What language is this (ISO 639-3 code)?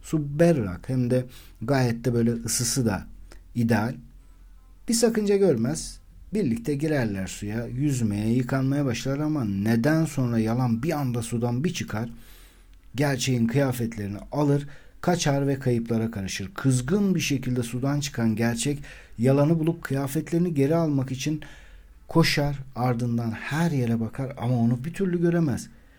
tur